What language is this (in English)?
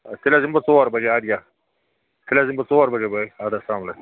Kashmiri